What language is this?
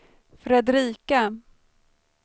Swedish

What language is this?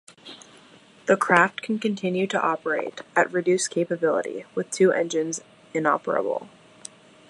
English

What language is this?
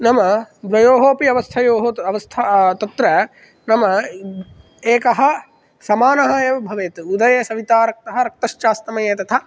Sanskrit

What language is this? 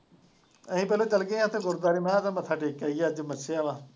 Punjabi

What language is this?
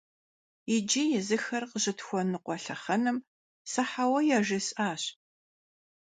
Kabardian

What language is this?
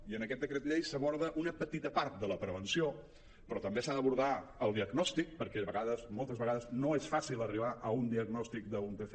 Catalan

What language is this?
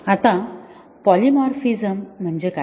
Marathi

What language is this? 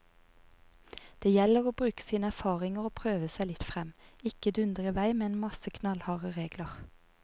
Norwegian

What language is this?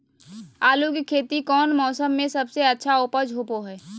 Magahi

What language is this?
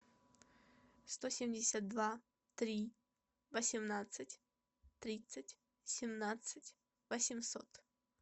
Russian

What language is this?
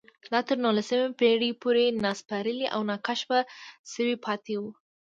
Pashto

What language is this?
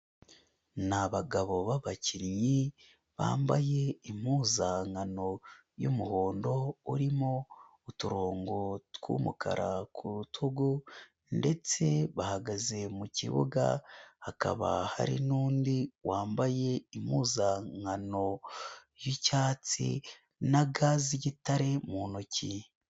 Kinyarwanda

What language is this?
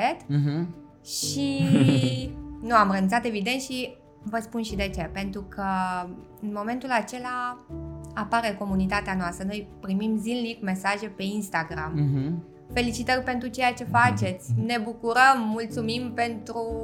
Romanian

